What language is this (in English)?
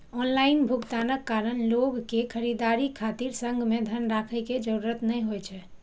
Maithili